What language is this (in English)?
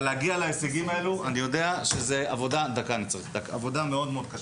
Hebrew